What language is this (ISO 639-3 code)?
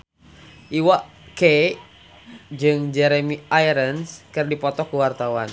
sun